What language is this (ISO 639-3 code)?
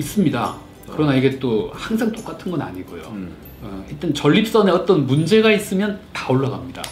kor